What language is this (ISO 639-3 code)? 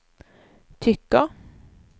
swe